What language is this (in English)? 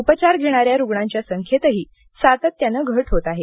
Marathi